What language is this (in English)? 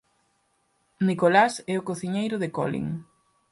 Galician